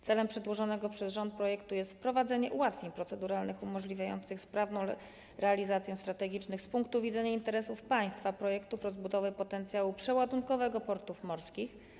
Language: Polish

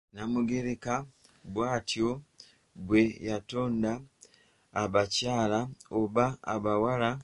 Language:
Ganda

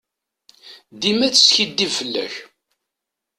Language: Kabyle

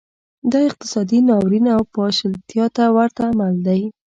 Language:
Pashto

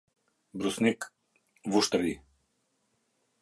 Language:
Albanian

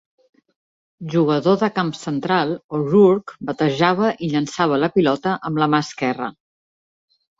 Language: Catalan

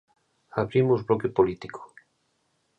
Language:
Galician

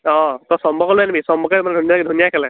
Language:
Assamese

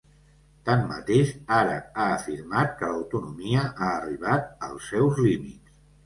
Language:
Catalan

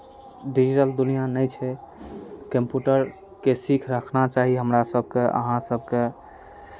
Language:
Maithili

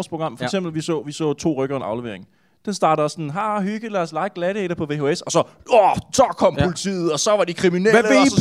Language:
Danish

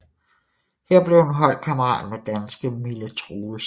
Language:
Danish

